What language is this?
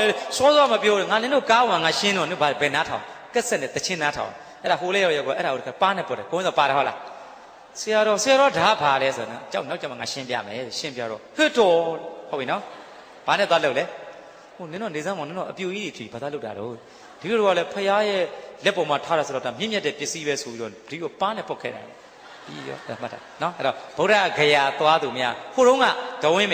Indonesian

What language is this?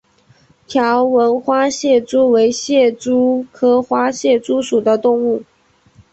Chinese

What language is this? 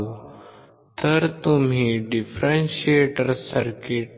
Marathi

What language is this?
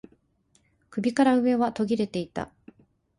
Japanese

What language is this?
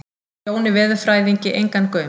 Icelandic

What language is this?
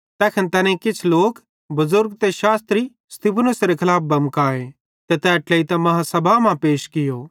Bhadrawahi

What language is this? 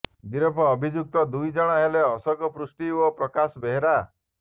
Odia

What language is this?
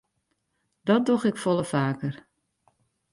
Western Frisian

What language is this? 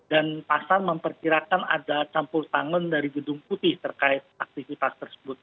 Indonesian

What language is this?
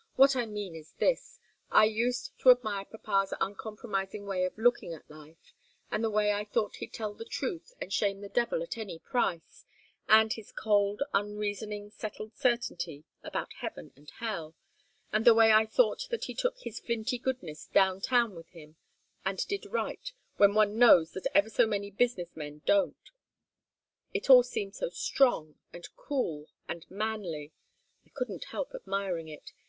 English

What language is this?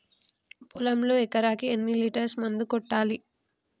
Telugu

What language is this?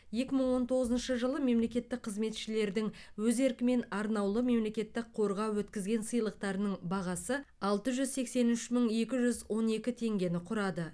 Kazakh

